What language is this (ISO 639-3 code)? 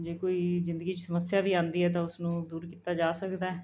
pan